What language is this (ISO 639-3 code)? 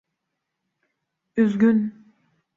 tur